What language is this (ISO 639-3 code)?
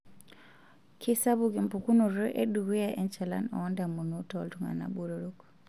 mas